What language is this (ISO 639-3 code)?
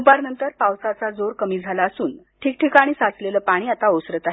mar